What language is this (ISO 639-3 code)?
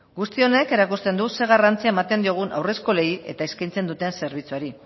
eus